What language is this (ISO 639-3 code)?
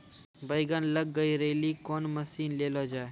mai